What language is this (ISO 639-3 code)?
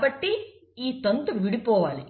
tel